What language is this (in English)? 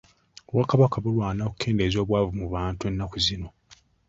Ganda